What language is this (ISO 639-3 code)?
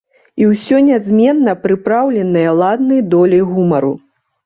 bel